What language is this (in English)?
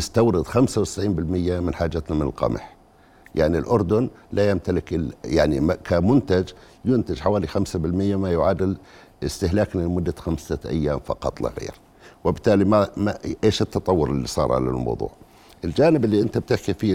Arabic